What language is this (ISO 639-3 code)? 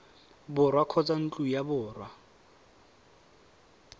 tsn